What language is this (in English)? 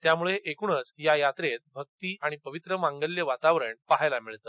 Marathi